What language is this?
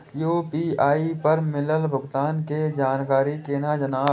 Maithili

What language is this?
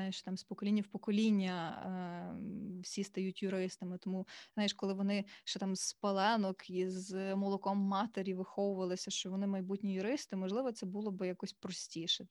Ukrainian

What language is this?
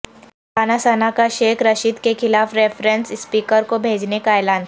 Urdu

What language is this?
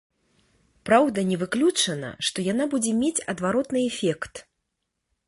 Belarusian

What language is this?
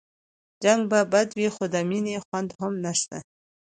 Pashto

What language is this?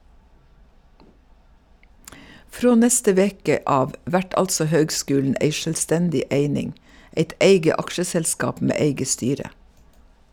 Norwegian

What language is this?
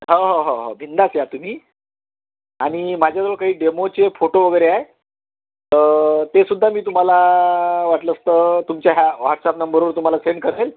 Marathi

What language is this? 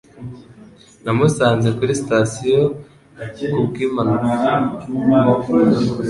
Kinyarwanda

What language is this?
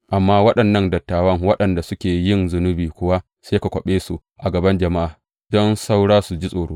Hausa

